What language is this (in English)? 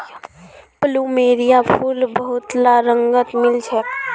Magahi